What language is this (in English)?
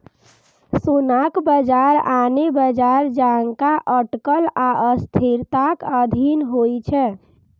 Maithili